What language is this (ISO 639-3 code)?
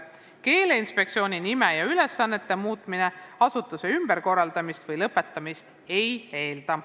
est